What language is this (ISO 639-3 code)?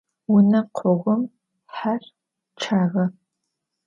ady